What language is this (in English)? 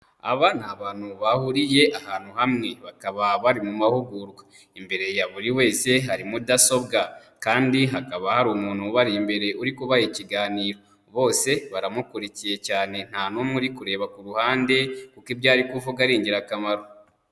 Kinyarwanda